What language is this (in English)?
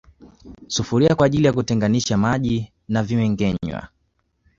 Swahili